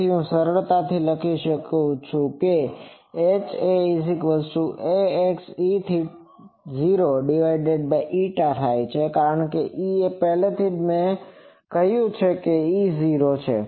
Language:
Gujarati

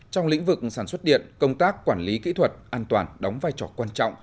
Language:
Vietnamese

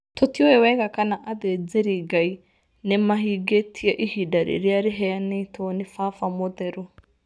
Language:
Kikuyu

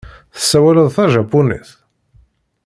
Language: Kabyle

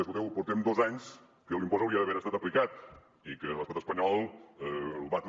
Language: Catalan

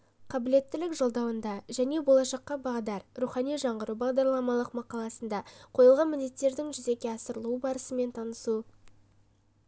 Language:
Kazakh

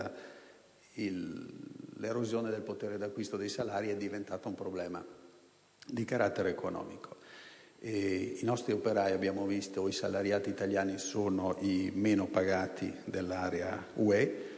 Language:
Italian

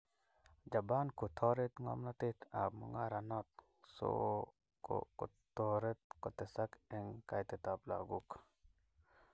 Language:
Kalenjin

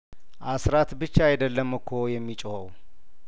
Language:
Amharic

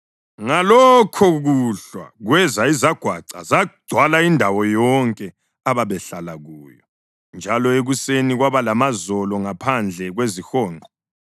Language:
North Ndebele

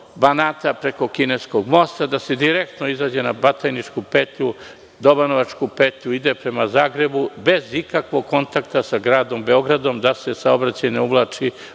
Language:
Serbian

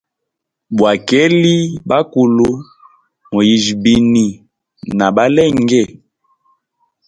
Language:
Hemba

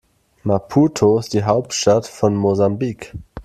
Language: German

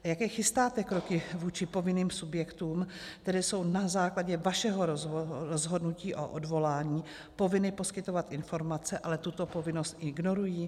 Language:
Czech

